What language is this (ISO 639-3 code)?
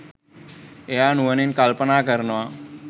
sin